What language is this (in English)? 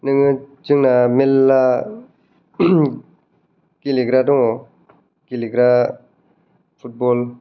Bodo